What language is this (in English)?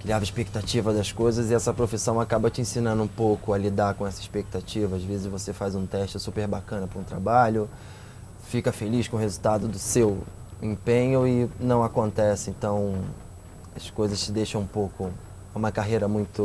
Portuguese